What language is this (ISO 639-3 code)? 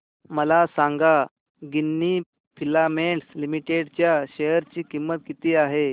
mar